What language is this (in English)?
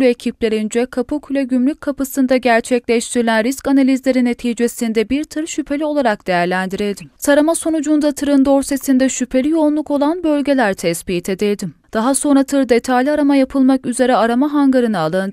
Turkish